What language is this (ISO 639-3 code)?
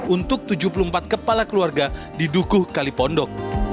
ind